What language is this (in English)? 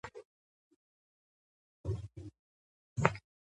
Georgian